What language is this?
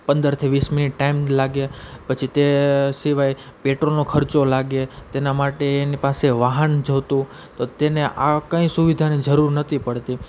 Gujarati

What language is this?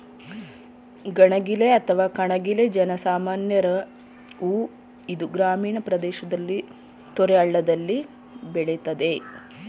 Kannada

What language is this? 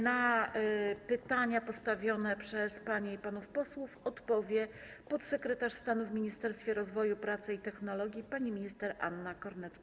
Polish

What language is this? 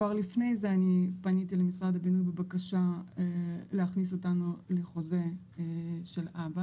Hebrew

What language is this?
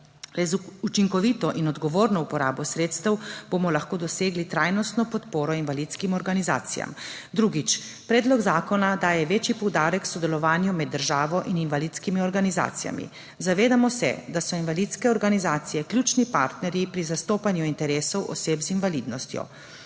Slovenian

